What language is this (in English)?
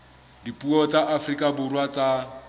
Southern Sotho